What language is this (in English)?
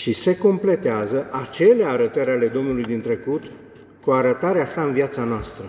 Romanian